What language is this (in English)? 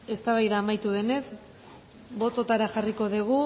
Basque